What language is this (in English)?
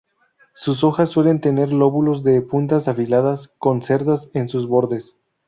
Spanish